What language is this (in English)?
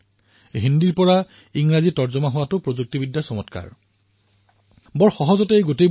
Assamese